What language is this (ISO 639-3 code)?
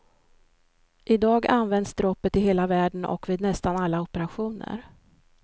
swe